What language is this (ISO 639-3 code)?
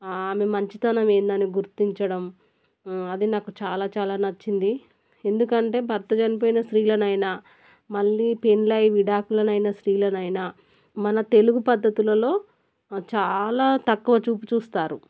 tel